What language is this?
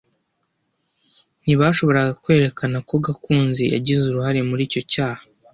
Kinyarwanda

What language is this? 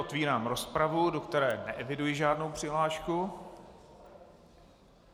Czech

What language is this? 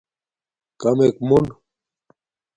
Domaaki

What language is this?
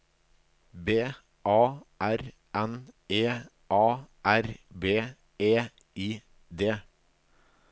Norwegian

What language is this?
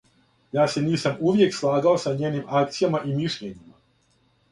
Serbian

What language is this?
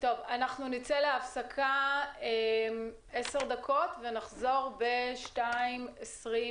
Hebrew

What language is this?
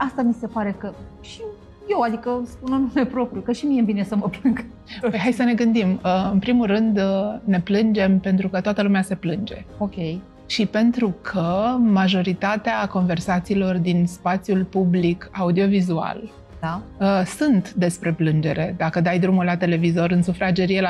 Romanian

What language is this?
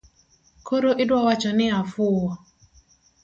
Luo (Kenya and Tanzania)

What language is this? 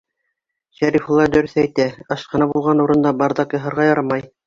Bashkir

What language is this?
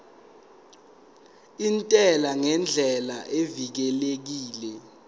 Zulu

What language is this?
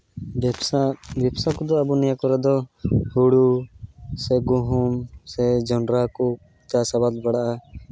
Santali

